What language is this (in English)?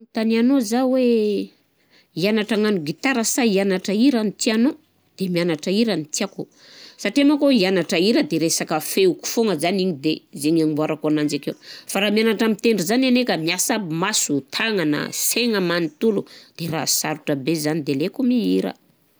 Southern Betsimisaraka Malagasy